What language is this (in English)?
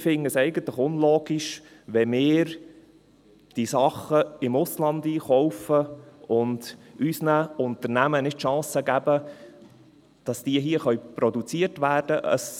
Swiss German